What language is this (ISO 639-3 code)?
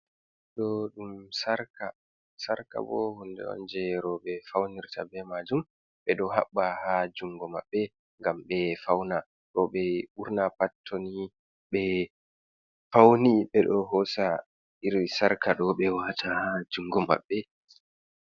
ful